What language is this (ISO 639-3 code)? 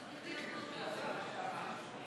heb